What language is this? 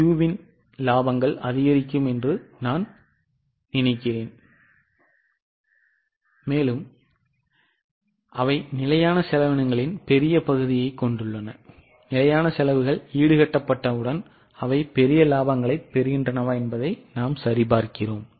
Tamil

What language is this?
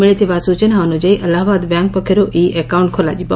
Odia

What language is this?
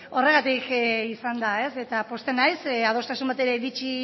Basque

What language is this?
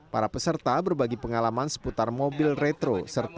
Indonesian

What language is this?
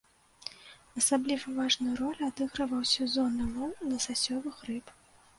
Belarusian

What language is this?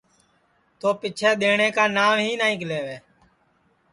Sansi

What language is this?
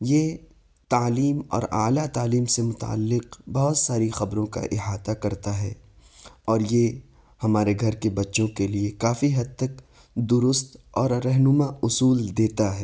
Urdu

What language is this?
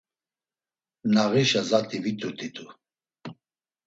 Laz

